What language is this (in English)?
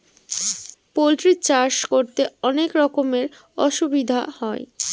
Bangla